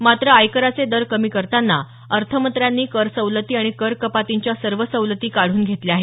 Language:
Marathi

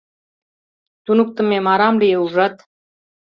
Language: Mari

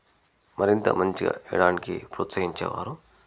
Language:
Telugu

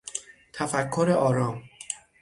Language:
Persian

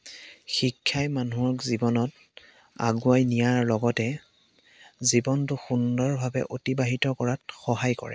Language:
Assamese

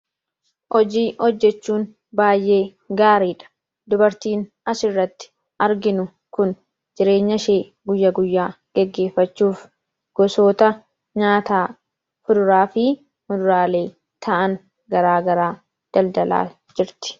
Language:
Oromo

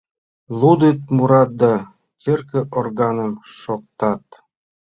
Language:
Mari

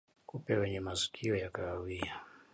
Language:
Swahili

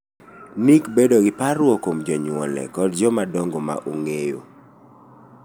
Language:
Luo (Kenya and Tanzania)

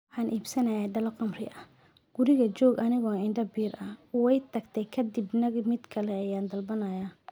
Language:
Somali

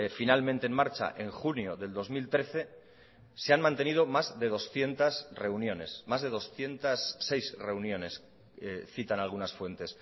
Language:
Spanish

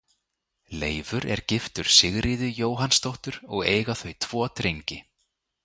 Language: Icelandic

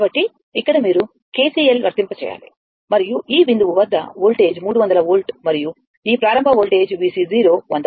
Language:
Telugu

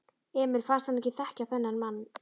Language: Icelandic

